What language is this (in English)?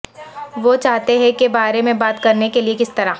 Urdu